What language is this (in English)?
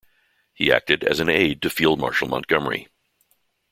English